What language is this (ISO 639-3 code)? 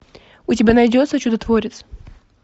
rus